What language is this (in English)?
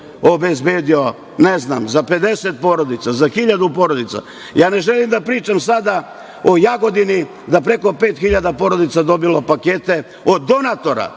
Serbian